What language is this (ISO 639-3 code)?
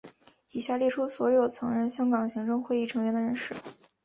zho